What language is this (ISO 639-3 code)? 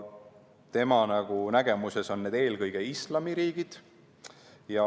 est